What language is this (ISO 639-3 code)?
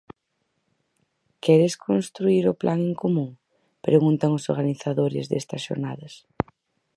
glg